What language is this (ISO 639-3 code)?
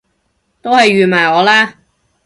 yue